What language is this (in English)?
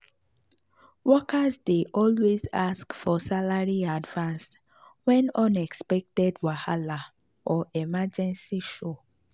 Nigerian Pidgin